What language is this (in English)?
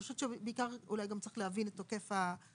Hebrew